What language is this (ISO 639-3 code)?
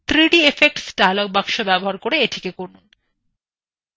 ben